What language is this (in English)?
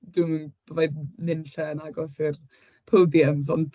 Welsh